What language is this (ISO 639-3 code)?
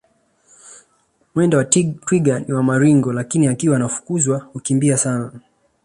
swa